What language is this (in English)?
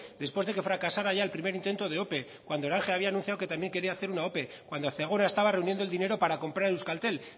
Spanish